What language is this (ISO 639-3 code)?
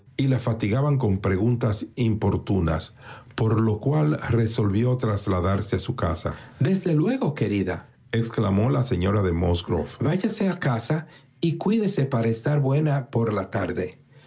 spa